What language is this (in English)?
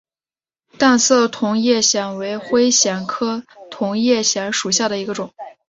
Chinese